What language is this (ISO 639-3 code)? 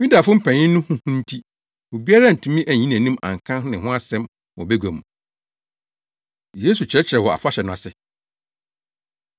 aka